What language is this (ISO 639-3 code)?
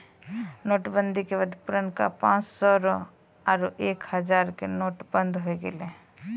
mai